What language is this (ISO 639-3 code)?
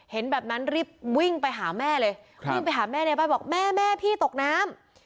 tha